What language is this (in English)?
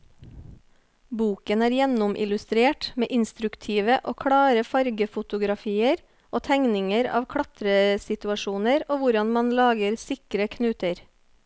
Norwegian